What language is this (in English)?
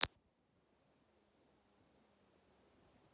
Russian